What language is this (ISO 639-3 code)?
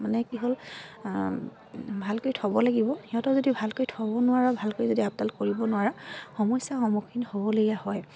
asm